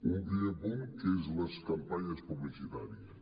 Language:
Catalan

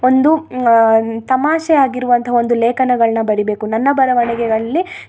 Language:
Kannada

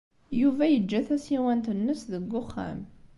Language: Kabyle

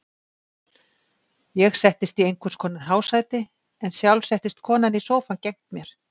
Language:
Icelandic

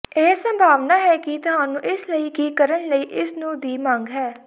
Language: Punjabi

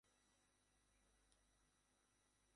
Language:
Bangla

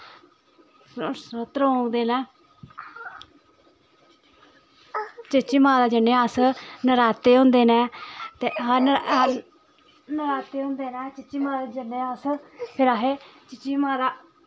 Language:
Dogri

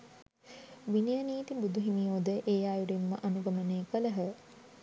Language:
Sinhala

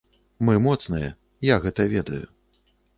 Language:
Belarusian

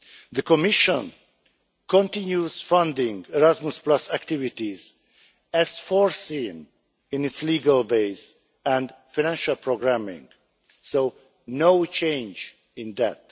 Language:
English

